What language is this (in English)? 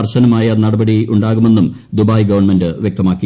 Malayalam